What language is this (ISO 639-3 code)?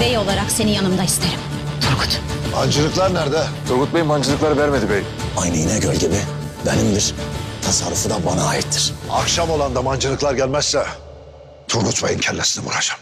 tur